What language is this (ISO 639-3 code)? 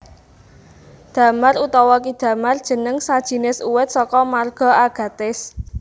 jav